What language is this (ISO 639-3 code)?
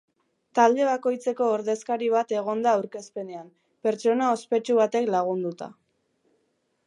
eus